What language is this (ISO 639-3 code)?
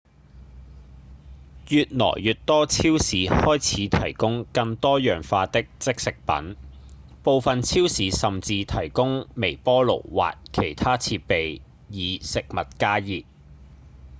yue